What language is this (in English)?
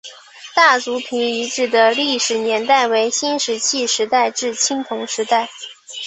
Chinese